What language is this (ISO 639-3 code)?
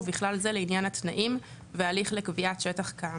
heb